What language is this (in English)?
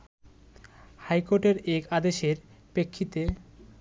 Bangla